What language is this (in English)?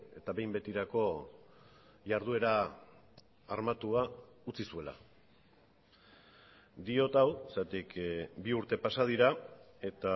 Basque